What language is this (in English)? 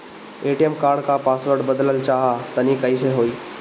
Bhojpuri